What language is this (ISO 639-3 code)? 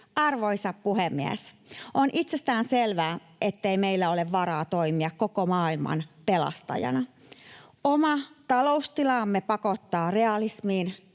fin